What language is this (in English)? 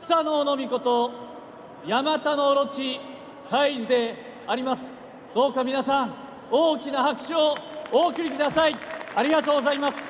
Japanese